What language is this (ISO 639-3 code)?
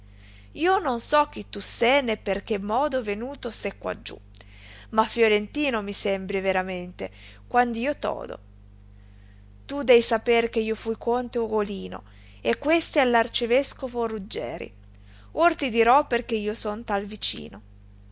ita